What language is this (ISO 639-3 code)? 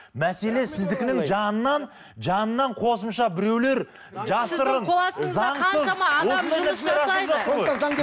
kaz